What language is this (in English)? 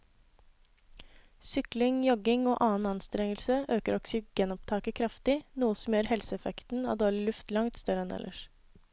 Norwegian